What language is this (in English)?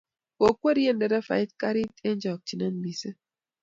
Kalenjin